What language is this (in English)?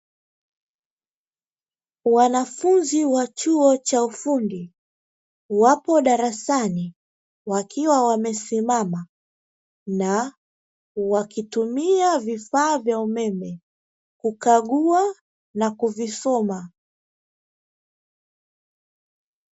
Swahili